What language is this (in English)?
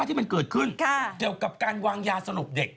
Thai